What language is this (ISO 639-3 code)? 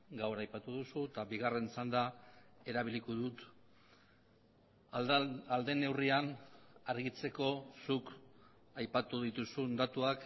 eus